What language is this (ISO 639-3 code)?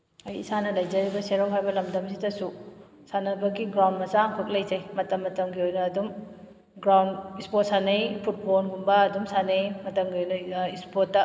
mni